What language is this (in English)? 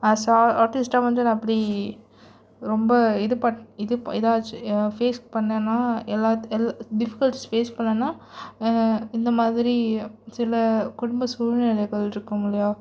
Tamil